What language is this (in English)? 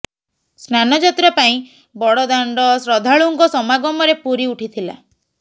Odia